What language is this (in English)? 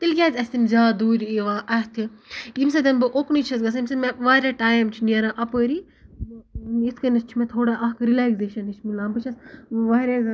Kashmiri